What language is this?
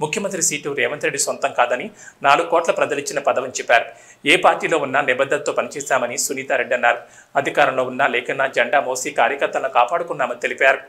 Telugu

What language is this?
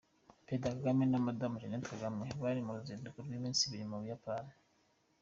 Kinyarwanda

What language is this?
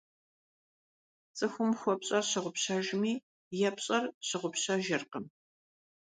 Kabardian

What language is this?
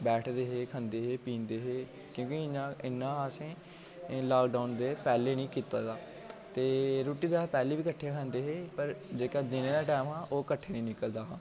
Dogri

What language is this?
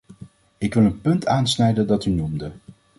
Dutch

